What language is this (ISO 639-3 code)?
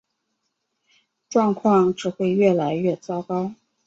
zho